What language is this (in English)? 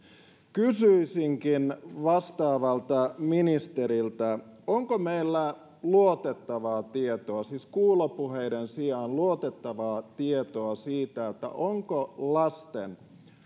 Finnish